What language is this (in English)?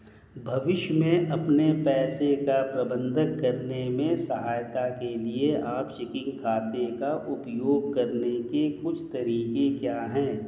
Hindi